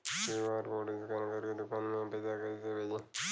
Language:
Bhojpuri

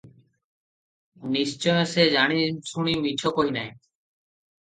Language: Odia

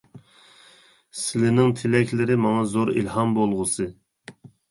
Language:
Uyghur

